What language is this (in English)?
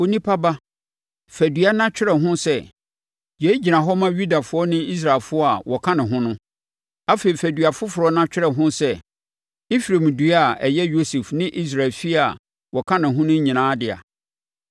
Akan